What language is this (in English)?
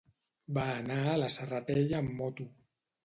Catalan